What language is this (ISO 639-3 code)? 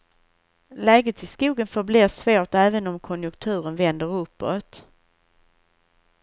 swe